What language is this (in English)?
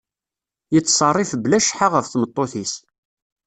Kabyle